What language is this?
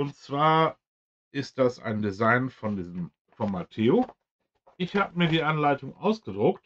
German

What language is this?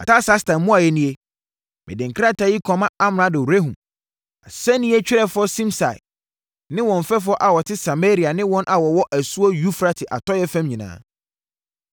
Akan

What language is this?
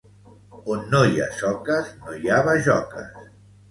Catalan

